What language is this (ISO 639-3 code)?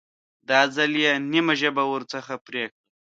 pus